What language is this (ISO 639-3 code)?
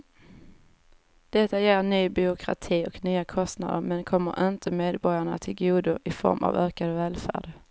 swe